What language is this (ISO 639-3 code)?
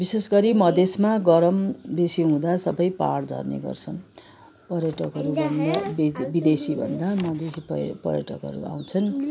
nep